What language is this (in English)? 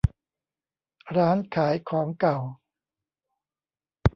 Thai